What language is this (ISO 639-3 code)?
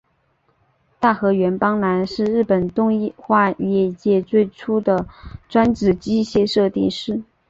zho